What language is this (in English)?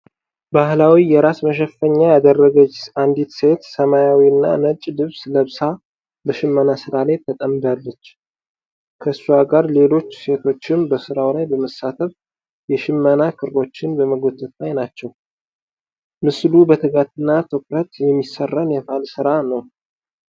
Amharic